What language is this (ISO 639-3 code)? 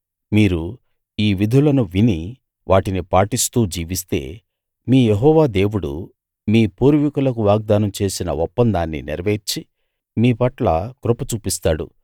tel